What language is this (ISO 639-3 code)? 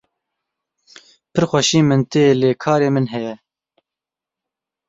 kur